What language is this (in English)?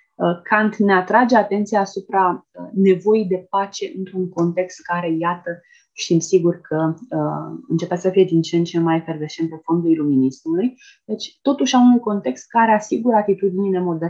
Romanian